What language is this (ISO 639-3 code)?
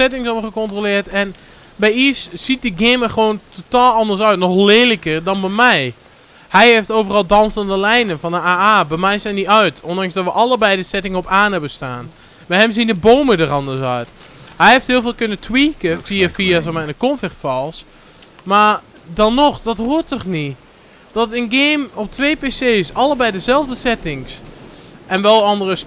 nld